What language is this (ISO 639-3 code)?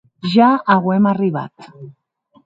oci